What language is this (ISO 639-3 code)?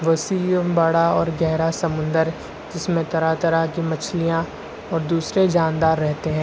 urd